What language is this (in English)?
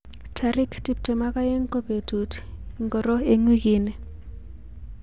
Kalenjin